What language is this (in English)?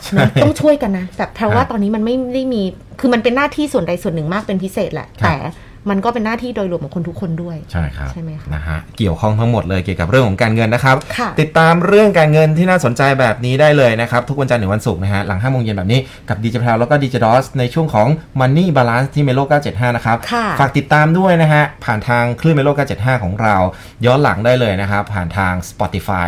Thai